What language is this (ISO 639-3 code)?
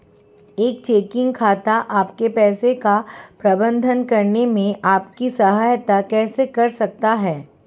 hin